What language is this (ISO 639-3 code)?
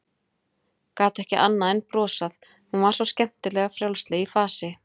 isl